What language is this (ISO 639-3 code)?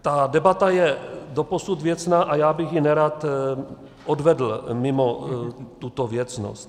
ces